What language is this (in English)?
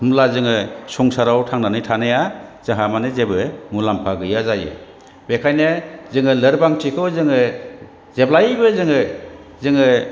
Bodo